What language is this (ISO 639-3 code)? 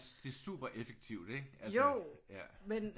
dan